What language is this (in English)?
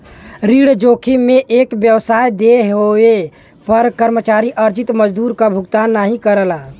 Bhojpuri